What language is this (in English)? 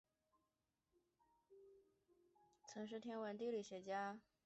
Chinese